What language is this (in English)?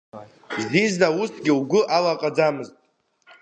Abkhazian